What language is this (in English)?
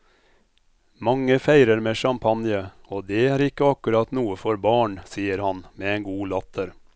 Norwegian